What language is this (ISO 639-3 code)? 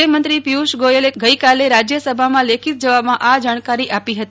guj